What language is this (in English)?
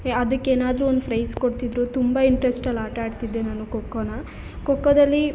Kannada